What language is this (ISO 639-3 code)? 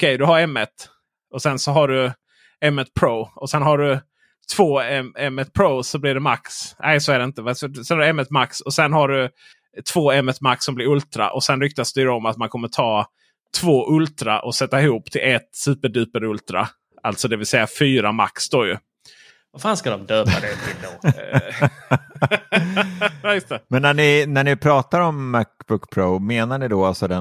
swe